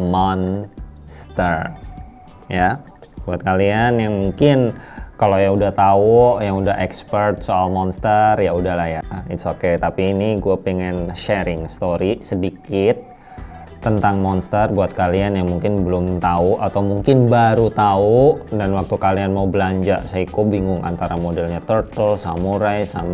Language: Indonesian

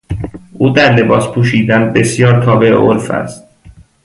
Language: Persian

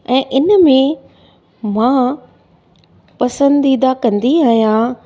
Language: Sindhi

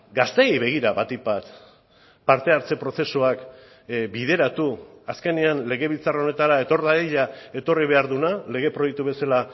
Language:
Basque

